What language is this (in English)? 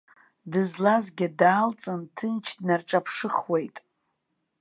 Abkhazian